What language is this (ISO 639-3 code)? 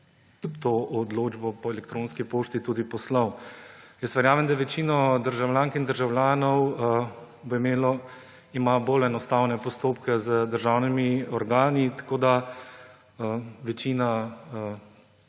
slv